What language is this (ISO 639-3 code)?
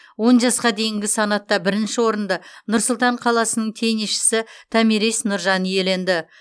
kaz